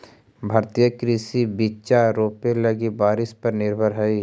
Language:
Magahi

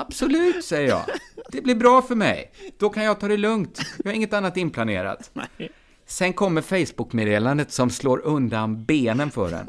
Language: Swedish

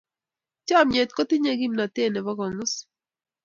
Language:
Kalenjin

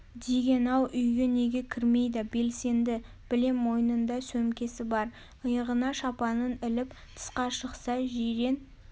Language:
Kazakh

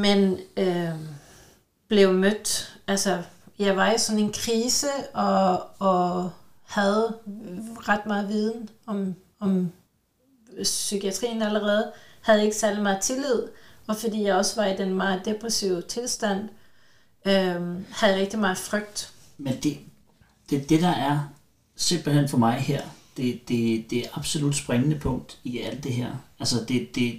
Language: Danish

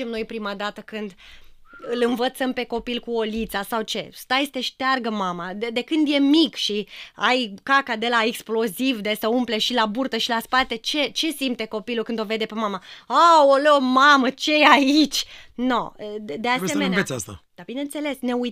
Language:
Romanian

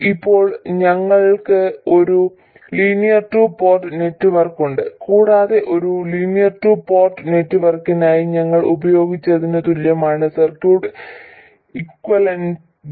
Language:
Malayalam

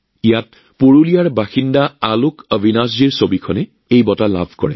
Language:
Assamese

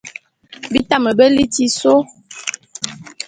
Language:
Bulu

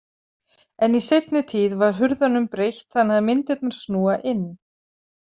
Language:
Icelandic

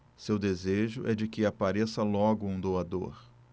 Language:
Portuguese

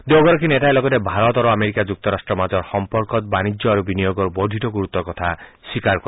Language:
Assamese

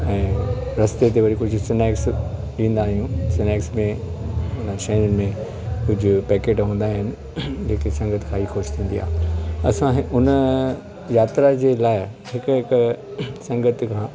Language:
Sindhi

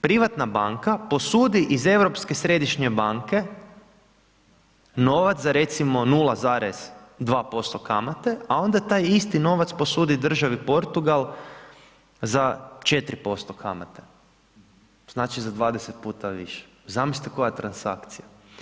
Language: Croatian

